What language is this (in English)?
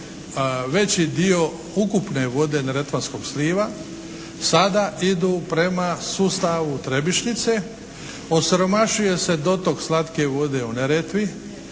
Croatian